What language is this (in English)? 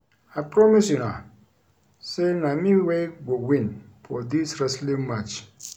Nigerian Pidgin